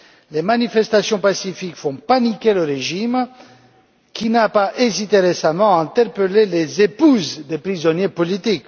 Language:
French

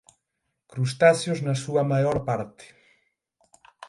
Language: Galician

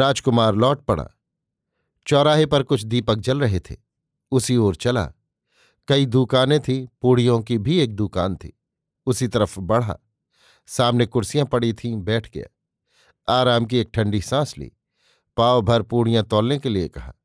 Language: Hindi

